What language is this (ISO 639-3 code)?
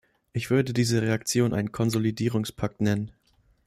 deu